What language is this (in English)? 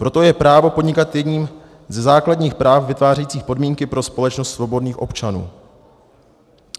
Czech